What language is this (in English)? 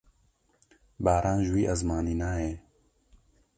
Kurdish